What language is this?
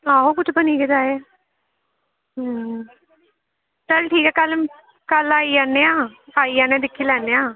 Dogri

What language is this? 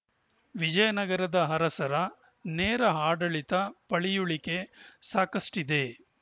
Kannada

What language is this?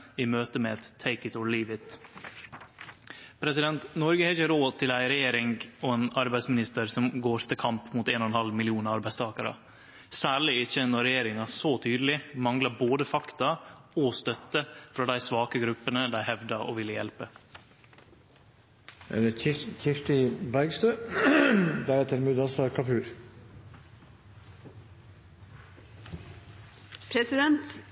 Norwegian Nynorsk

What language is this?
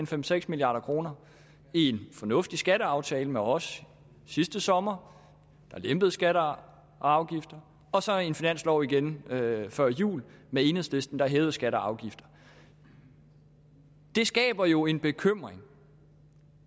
Danish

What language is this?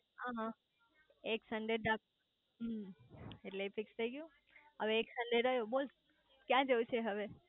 Gujarati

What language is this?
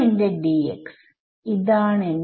Malayalam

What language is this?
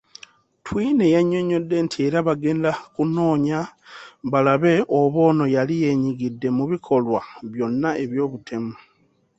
Ganda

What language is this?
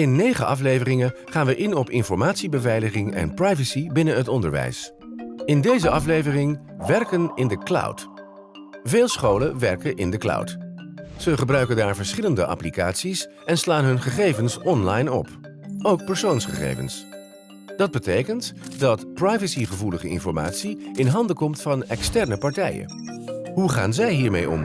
Dutch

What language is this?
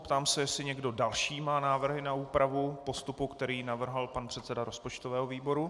Czech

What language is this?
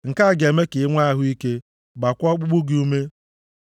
Igbo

